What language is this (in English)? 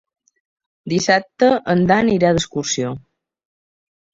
Catalan